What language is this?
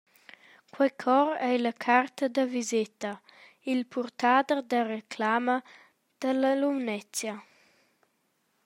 Romansh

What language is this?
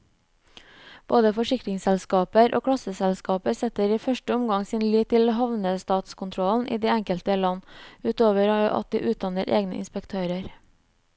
Norwegian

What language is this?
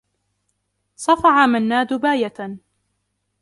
Arabic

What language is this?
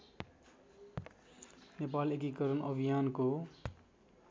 Nepali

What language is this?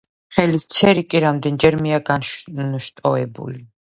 Georgian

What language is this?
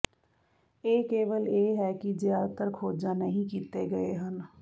Punjabi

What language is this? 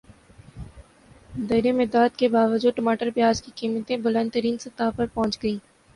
Urdu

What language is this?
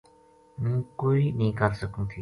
Gujari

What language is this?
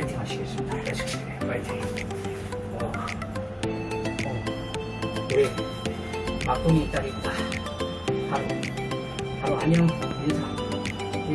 Korean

